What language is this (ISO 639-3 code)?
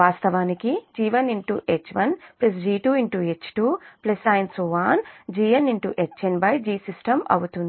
tel